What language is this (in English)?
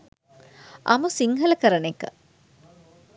Sinhala